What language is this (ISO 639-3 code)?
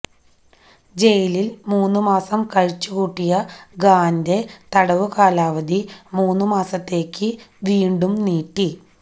mal